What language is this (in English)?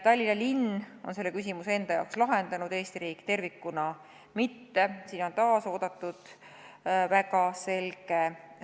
Estonian